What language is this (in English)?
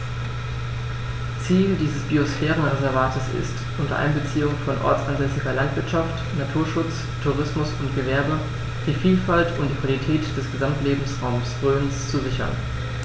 German